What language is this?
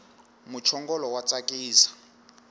Tsonga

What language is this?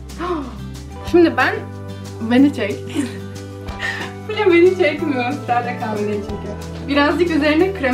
Turkish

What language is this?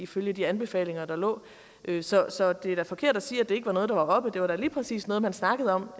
Danish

